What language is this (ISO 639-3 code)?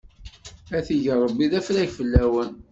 kab